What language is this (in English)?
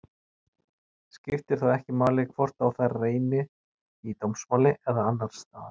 Icelandic